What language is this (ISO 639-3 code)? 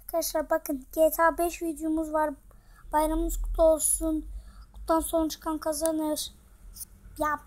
tur